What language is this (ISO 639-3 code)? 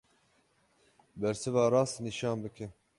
kur